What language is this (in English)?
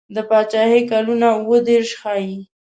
Pashto